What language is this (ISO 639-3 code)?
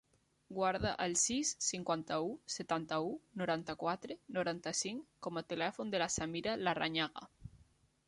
cat